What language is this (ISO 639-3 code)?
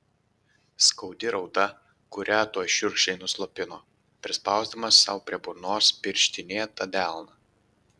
lit